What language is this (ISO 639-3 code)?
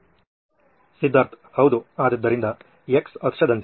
kan